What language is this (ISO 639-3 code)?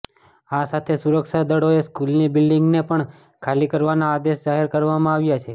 guj